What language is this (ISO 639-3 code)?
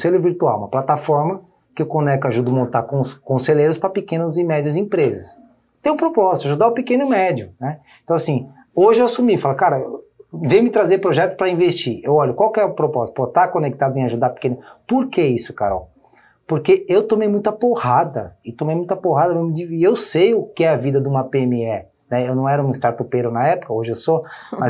por